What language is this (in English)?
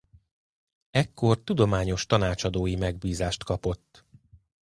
Hungarian